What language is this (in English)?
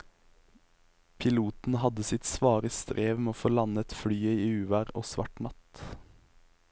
Norwegian